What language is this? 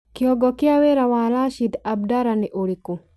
Kikuyu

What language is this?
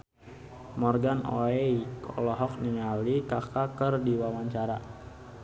Sundanese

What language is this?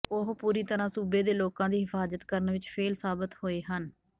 Punjabi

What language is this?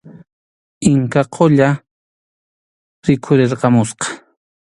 Arequipa-La Unión Quechua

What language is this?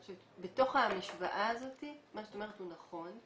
Hebrew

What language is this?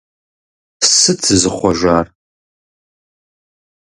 Kabardian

